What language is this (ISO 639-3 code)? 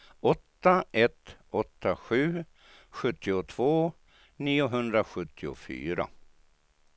swe